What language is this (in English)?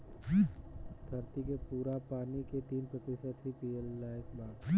Bhojpuri